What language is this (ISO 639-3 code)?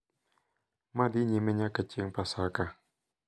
luo